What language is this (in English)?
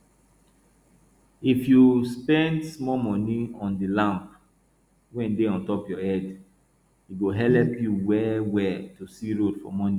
Nigerian Pidgin